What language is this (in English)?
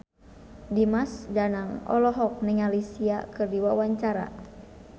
Sundanese